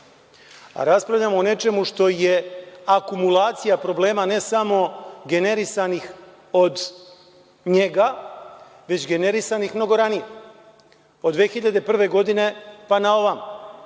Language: Serbian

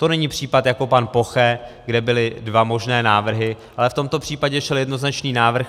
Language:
Czech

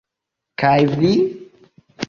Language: Esperanto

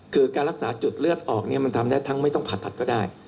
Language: Thai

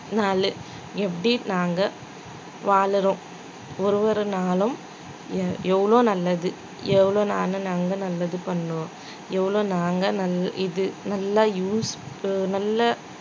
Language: Tamil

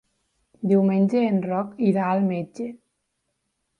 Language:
Catalan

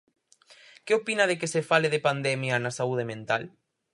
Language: Galician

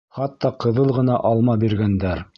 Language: Bashkir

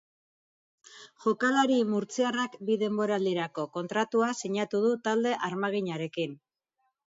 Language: Basque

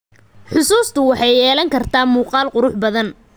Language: Somali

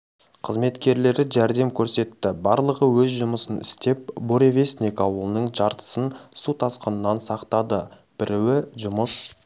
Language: Kazakh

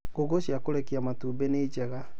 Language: Kikuyu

